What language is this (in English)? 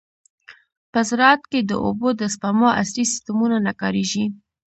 Pashto